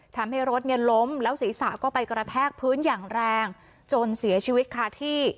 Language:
Thai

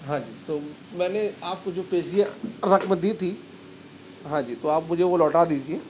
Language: Urdu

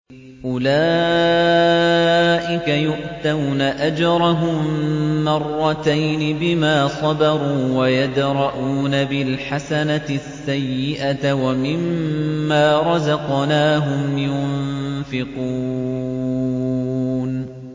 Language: Arabic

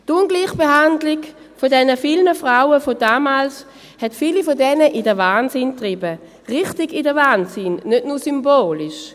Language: Swiss German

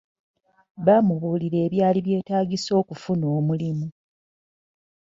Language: Ganda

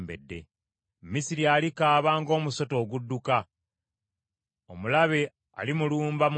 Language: Ganda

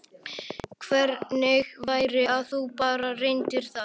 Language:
Icelandic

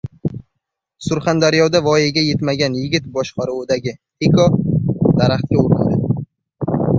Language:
Uzbek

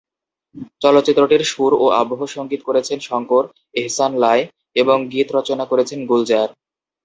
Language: Bangla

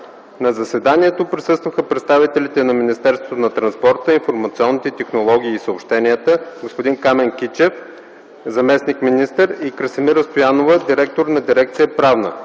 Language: Bulgarian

